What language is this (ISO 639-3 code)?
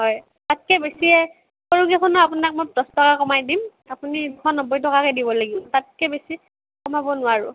asm